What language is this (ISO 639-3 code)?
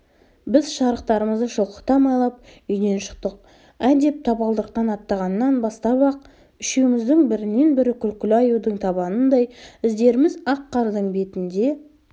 kaz